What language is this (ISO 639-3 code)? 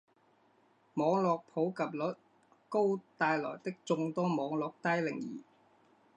zho